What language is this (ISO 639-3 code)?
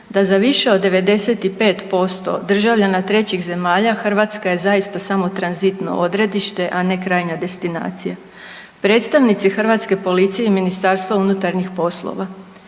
hrv